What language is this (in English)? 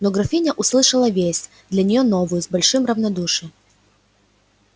Russian